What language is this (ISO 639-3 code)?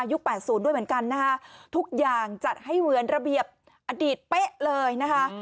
tha